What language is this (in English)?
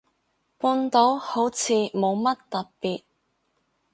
Cantonese